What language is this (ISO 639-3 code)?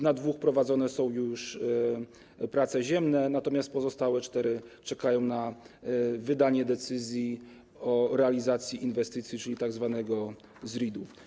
pol